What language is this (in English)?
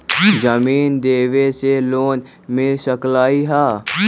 Magahi